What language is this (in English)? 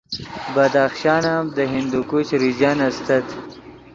Yidgha